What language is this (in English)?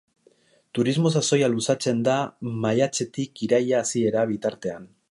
Basque